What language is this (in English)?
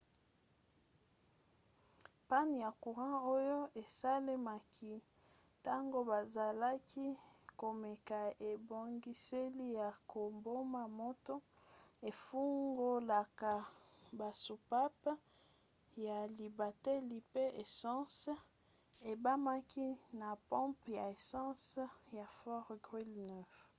Lingala